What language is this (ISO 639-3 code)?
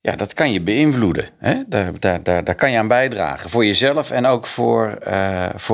nld